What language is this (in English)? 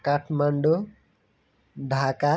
Nepali